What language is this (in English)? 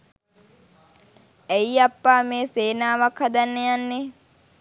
Sinhala